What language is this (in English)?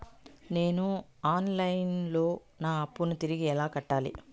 Telugu